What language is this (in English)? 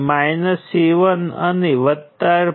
Gujarati